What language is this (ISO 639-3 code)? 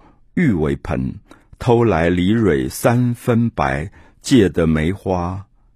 zho